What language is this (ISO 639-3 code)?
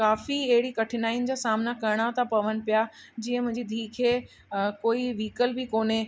snd